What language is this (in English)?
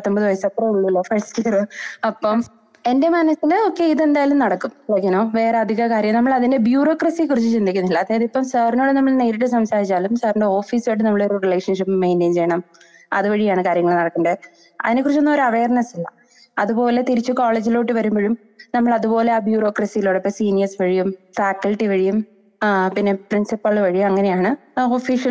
Malayalam